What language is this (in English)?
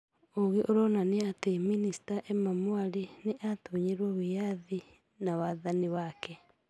Kikuyu